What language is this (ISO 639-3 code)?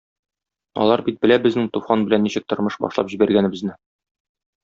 tat